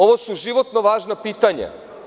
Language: Serbian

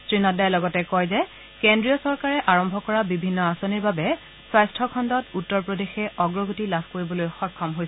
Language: Assamese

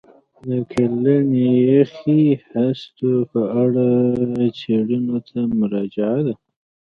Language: Pashto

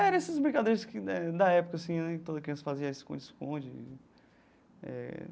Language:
Portuguese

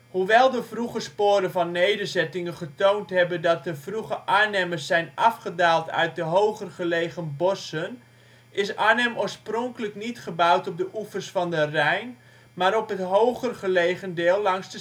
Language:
Dutch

